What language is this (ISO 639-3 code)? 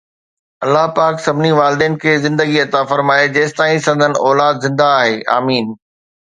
snd